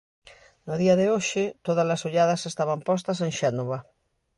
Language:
Galician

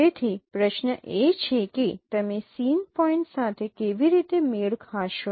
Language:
Gujarati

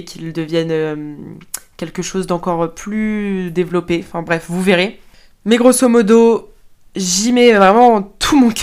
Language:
French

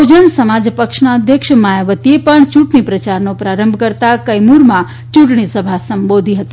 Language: Gujarati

